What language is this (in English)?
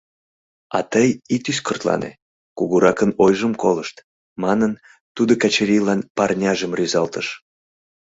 Mari